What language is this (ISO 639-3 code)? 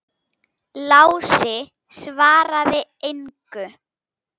isl